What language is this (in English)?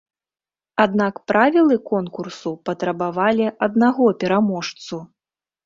Belarusian